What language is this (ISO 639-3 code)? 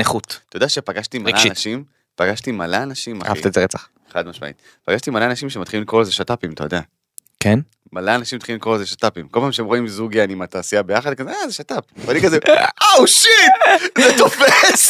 heb